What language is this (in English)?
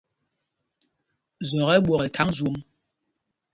Mpumpong